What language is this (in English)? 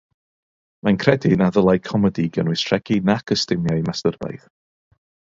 Welsh